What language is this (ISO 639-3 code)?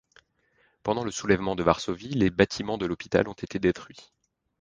fra